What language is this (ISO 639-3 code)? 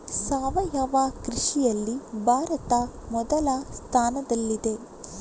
kan